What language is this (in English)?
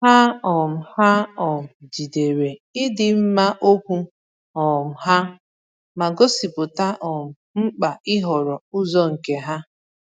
Igbo